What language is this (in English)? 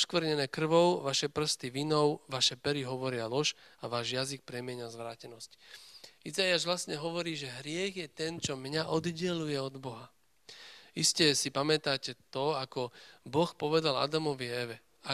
Slovak